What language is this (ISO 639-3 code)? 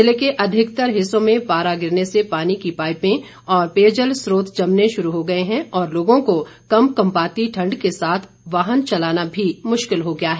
hin